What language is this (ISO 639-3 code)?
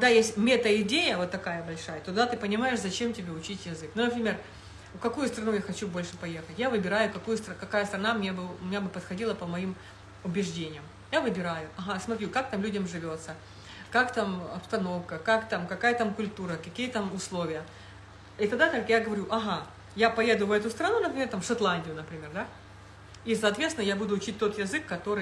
rus